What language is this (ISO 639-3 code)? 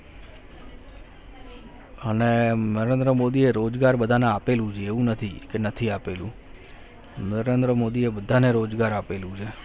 guj